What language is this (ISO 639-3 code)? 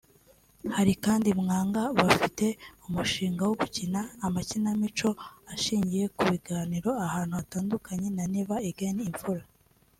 kin